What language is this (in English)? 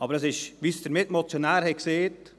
Swiss German